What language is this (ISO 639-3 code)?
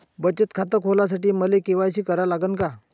mar